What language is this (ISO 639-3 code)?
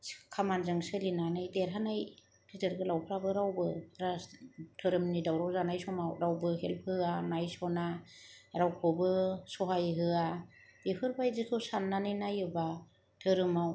brx